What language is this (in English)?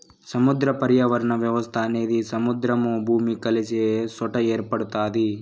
Telugu